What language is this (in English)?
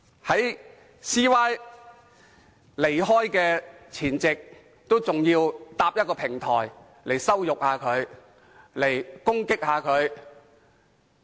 Cantonese